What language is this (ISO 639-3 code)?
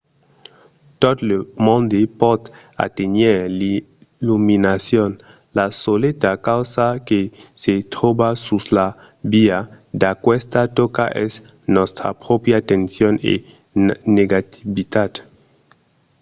oci